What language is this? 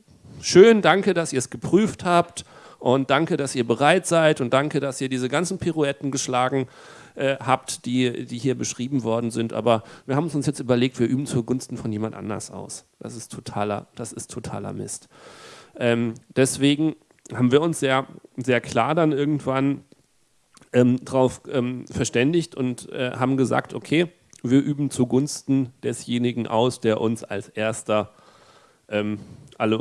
German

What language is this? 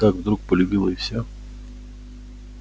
Russian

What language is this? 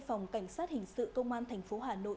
Vietnamese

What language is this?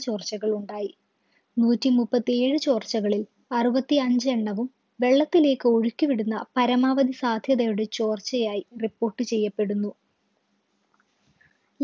Malayalam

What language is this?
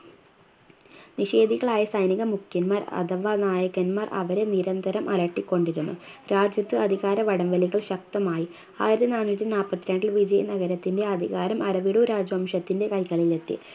Malayalam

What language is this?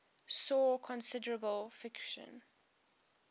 English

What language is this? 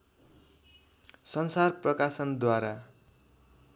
Nepali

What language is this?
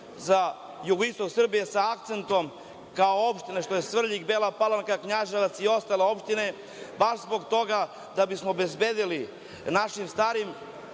Serbian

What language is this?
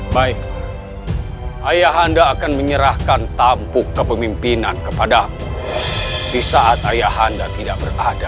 Indonesian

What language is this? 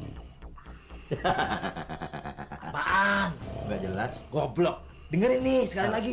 Indonesian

